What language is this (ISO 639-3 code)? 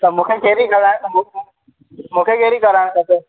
snd